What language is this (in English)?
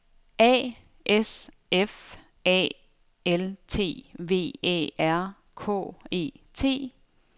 Danish